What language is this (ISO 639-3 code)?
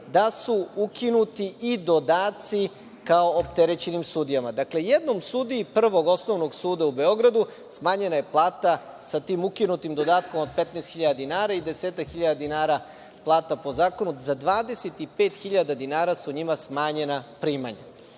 srp